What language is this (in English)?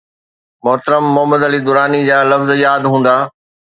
Sindhi